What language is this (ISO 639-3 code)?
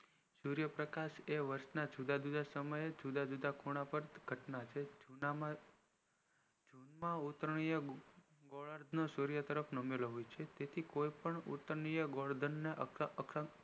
guj